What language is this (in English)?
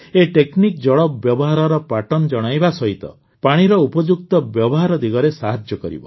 Odia